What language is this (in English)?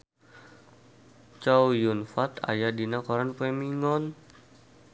Sundanese